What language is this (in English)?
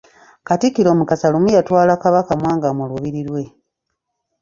Ganda